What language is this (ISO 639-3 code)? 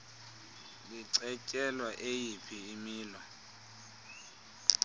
xho